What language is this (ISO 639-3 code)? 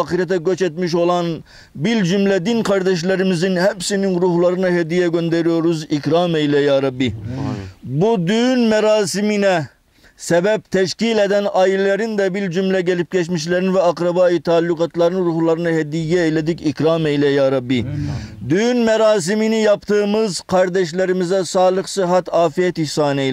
tur